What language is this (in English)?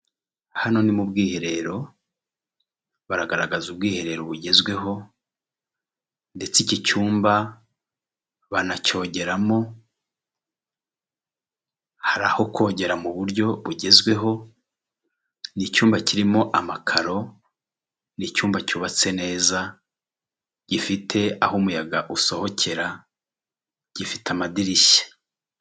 Kinyarwanda